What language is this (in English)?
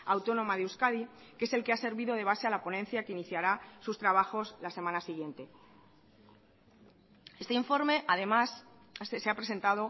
Spanish